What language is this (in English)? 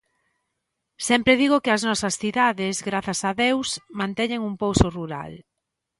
Galician